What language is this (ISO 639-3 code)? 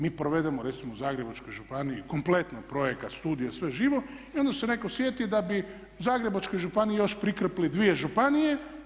hrv